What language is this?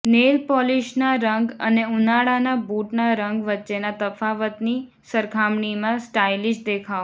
Gujarati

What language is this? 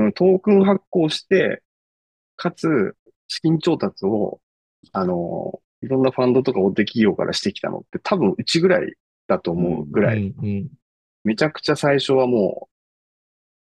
Japanese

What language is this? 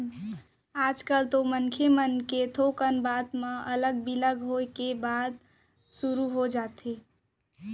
Chhattisgarhi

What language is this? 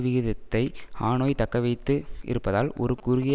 Tamil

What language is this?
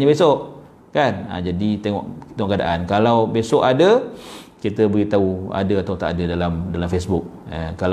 Malay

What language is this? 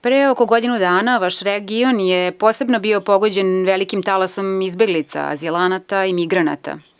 Serbian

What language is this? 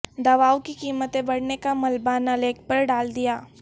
Urdu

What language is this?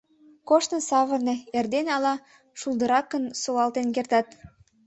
Mari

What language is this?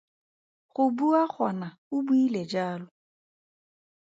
Tswana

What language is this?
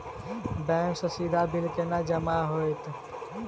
Maithili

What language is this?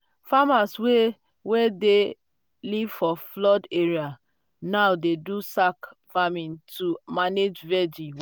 Nigerian Pidgin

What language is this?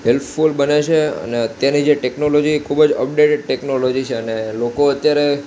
Gujarati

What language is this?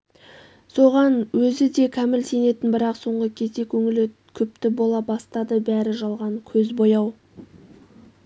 Kazakh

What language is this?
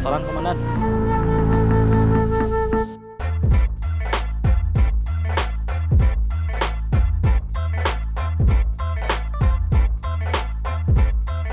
Indonesian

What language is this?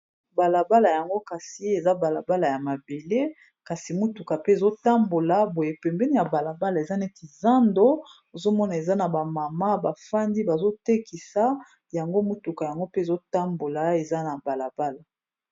Lingala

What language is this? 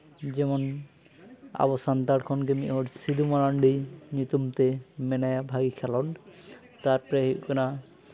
Santali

